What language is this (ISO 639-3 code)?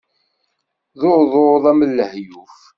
kab